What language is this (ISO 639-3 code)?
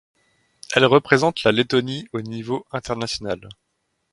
fra